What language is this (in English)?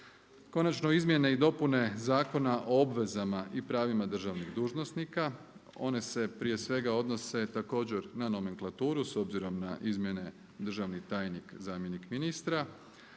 Croatian